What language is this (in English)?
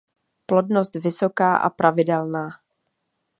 Czech